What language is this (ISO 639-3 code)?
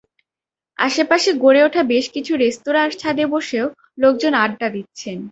ben